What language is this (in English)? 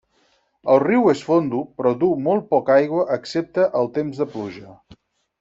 Catalan